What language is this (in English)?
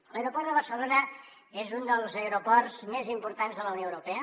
Catalan